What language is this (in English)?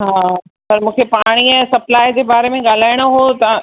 Sindhi